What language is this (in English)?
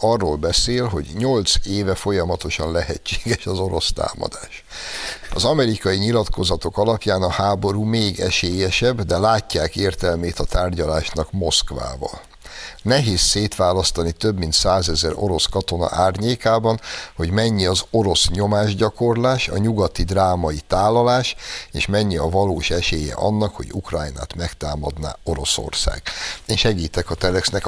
Hungarian